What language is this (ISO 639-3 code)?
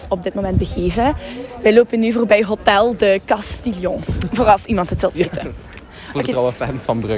nld